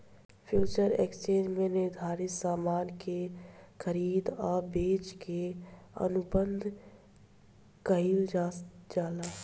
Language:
Bhojpuri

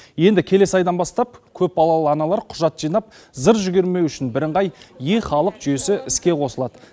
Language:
Kazakh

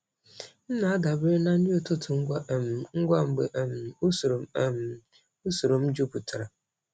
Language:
Igbo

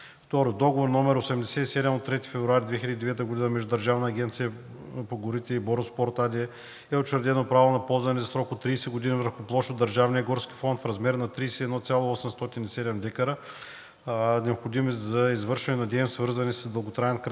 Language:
Bulgarian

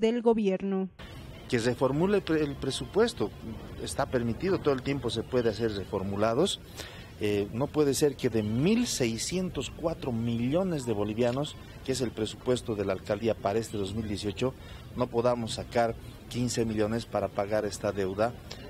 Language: Spanish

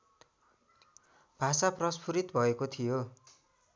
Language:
Nepali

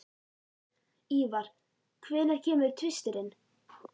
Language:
Icelandic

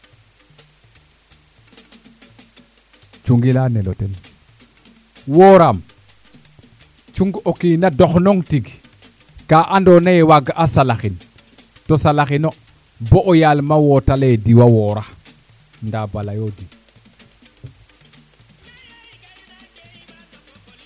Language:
Serer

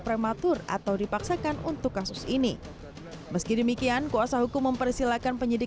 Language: Indonesian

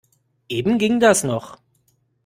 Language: German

